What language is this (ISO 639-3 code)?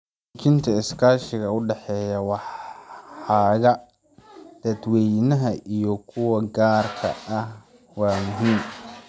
som